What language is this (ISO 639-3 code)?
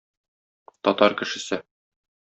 tat